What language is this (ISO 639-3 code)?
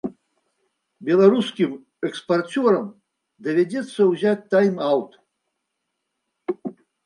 bel